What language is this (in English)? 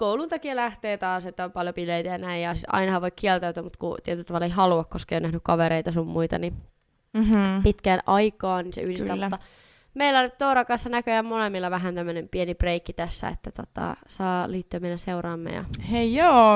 Finnish